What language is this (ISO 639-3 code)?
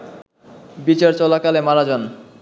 ben